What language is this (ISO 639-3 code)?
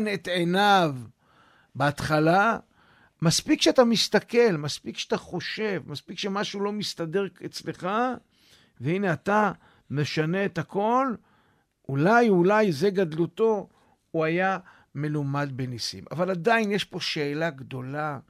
heb